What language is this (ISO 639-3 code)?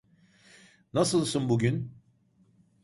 tur